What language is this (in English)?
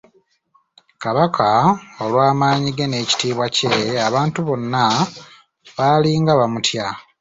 Ganda